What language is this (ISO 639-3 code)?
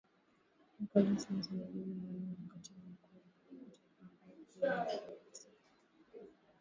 swa